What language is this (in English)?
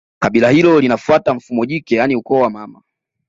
Swahili